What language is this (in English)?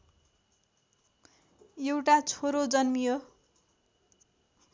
Nepali